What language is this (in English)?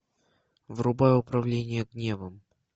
Russian